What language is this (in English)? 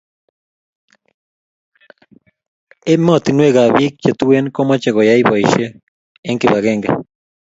Kalenjin